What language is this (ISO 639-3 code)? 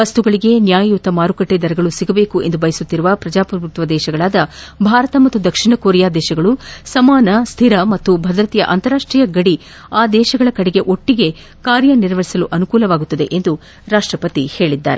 kan